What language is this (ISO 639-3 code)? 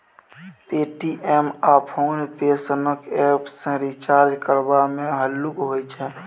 mai